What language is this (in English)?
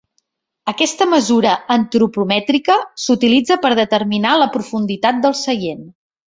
Catalan